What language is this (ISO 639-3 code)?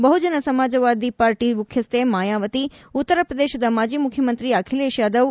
kan